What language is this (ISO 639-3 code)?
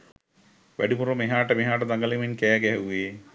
sin